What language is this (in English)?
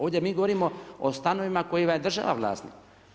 Croatian